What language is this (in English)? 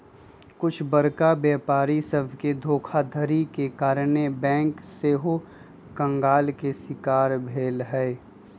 Magahi